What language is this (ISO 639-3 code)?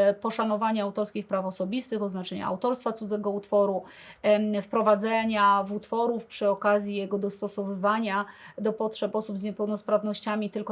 pol